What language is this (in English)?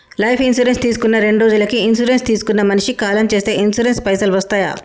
Telugu